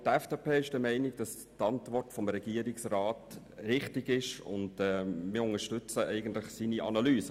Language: Swiss German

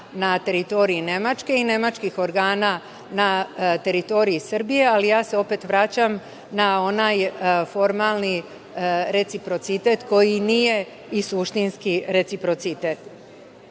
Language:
Serbian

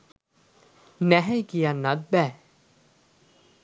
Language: Sinhala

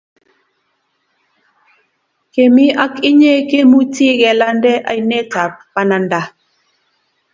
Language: Kalenjin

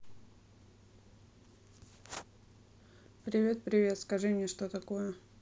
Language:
Russian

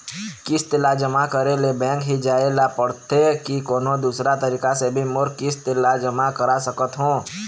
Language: Chhattisgarhi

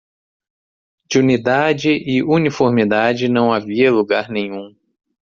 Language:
Portuguese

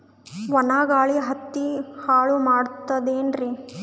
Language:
Kannada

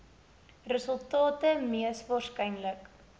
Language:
Afrikaans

